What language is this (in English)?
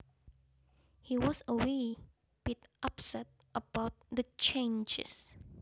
Javanese